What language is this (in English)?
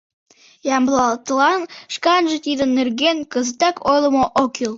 Mari